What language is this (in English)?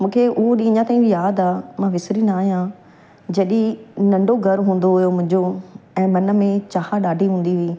Sindhi